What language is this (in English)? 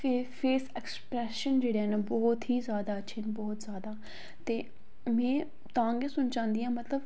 Dogri